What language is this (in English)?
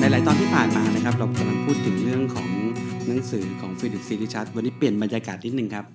Thai